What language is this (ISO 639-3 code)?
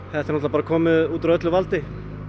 isl